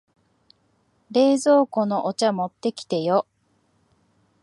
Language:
Japanese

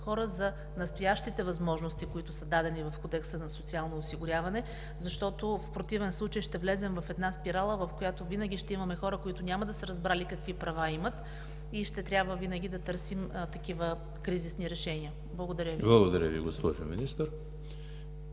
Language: Bulgarian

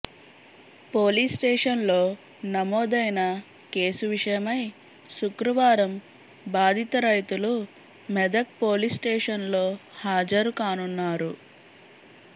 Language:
Telugu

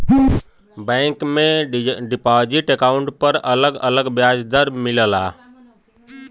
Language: Bhojpuri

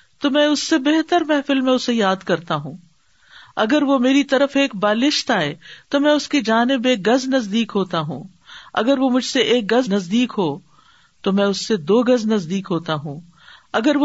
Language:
Urdu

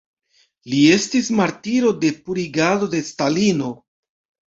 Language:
Esperanto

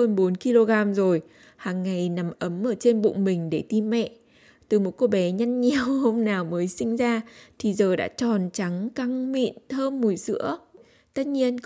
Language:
Vietnamese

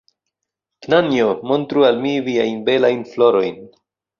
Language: Esperanto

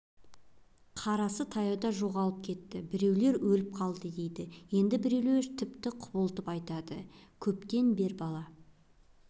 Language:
Kazakh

